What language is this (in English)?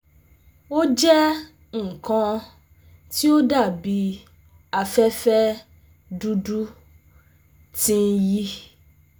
Yoruba